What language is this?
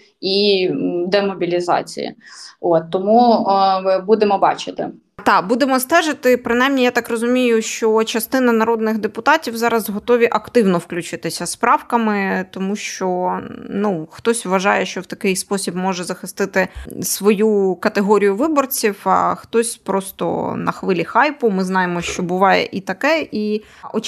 Ukrainian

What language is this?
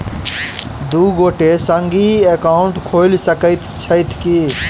Maithili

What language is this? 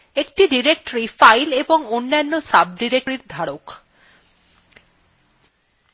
Bangla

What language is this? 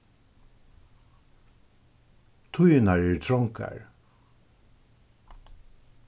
Faroese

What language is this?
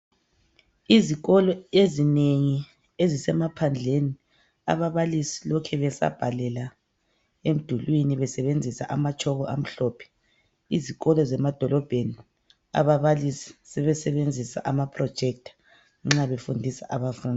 North Ndebele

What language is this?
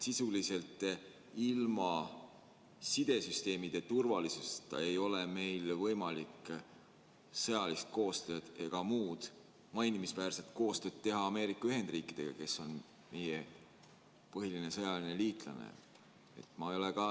Estonian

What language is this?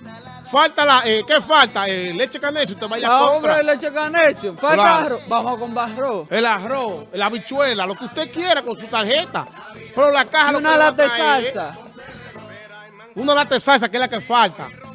Spanish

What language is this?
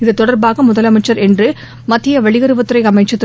Tamil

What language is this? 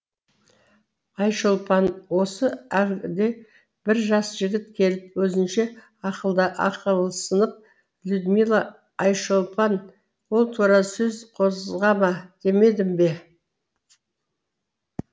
Kazakh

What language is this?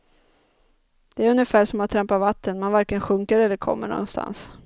Swedish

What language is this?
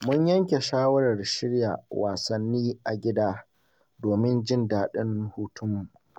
Hausa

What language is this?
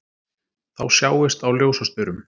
Icelandic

